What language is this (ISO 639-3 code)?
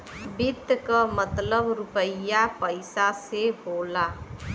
bho